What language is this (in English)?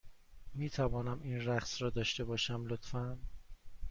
Persian